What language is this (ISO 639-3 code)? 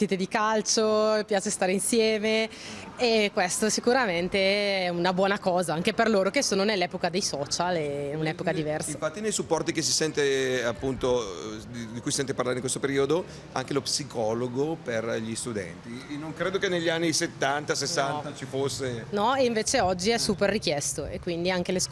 ita